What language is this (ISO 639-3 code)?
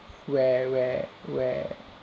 eng